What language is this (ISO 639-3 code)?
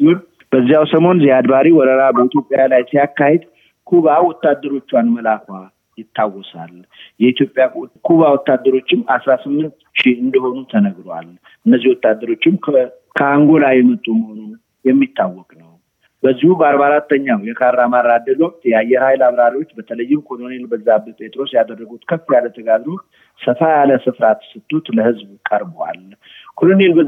amh